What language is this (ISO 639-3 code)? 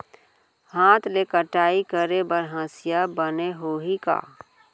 hne